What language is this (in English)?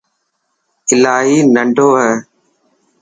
Dhatki